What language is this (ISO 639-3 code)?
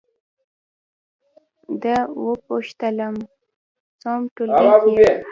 pus